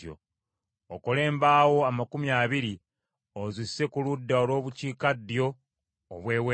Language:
Ganda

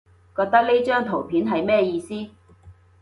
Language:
Cantonese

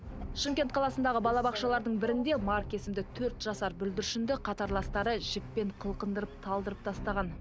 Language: Kazakh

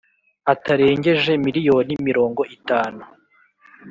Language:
Kinyarwanda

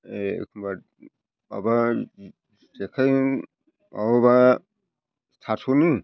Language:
Bodo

